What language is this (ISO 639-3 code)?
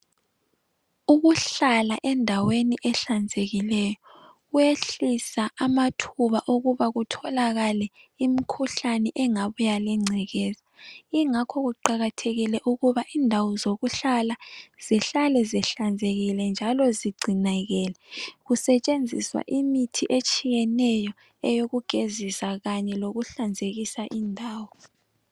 nde